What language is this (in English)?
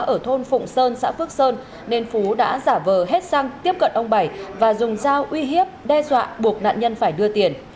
Vietnamese